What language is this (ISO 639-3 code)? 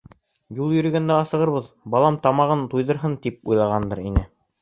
bak